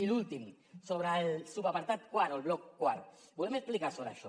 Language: Catalan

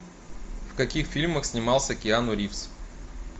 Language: Russian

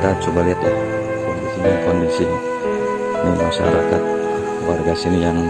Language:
Indonesian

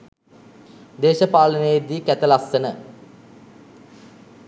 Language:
Sinhala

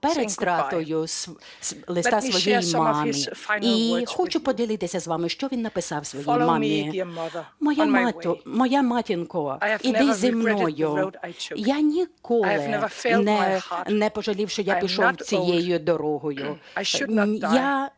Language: Ukrainian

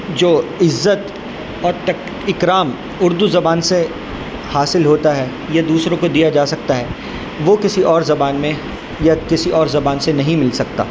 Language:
Urdu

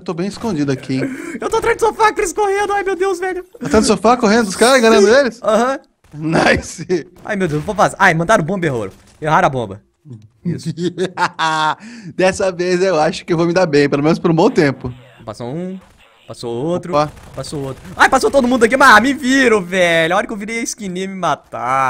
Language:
Portuguese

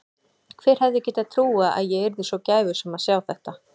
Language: Icelandic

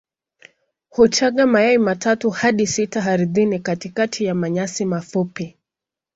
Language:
Swahili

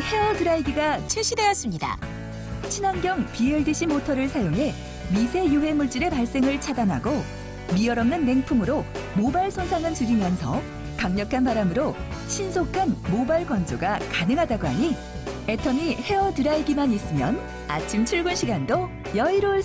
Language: Korean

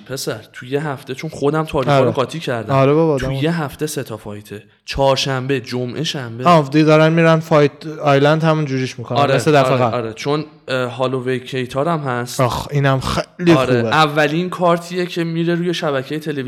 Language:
Persian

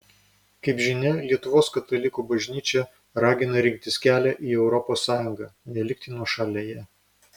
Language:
Lithuanian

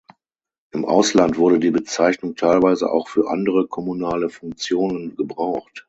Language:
German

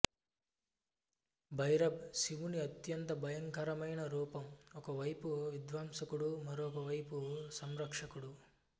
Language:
Telugu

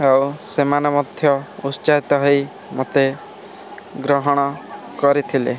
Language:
Odia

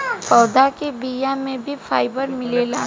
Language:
Bhojpuri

